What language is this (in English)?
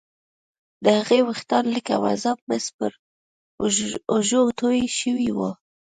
Pashto